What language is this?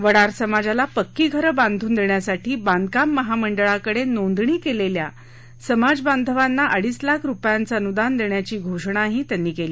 Marathi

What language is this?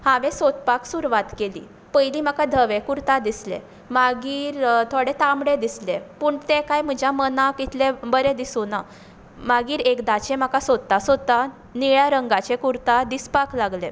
Konkani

